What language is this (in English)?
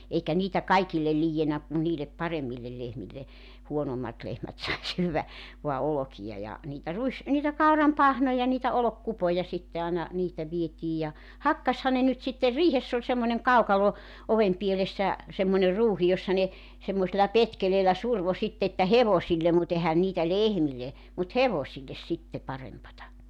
Finnish